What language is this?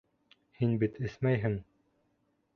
Bashkir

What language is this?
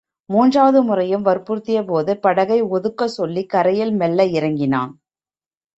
Tamil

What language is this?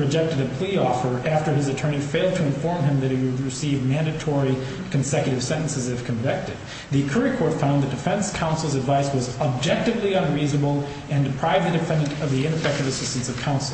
English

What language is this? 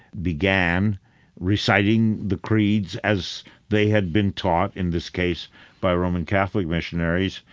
English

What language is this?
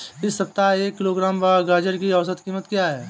Hindi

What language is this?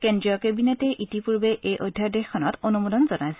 Assamese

